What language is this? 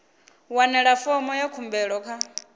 Venda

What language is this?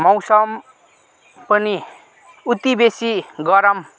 Nepali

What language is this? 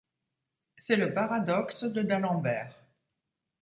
French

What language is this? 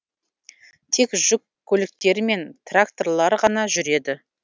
Kazakh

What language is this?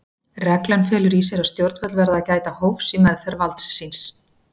Icelandic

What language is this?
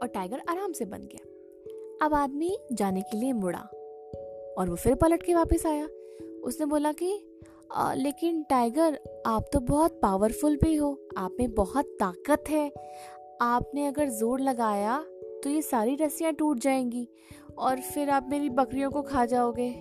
Hindi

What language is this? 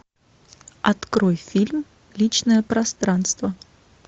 Russian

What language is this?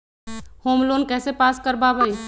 Magahi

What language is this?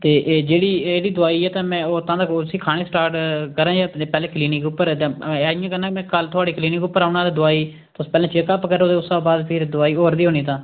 Dogri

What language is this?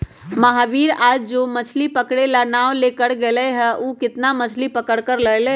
Magahi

